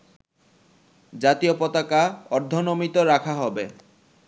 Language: Bangla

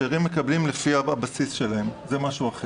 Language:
Hebrew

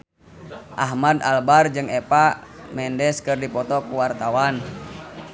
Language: Sundanese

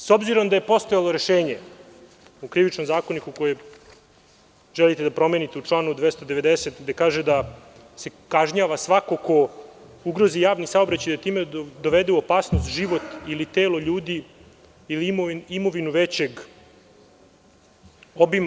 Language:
Serbian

